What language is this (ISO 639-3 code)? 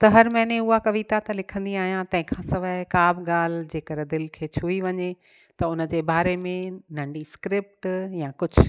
snd